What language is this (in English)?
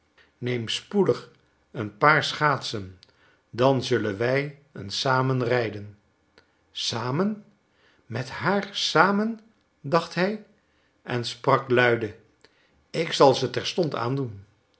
Dutch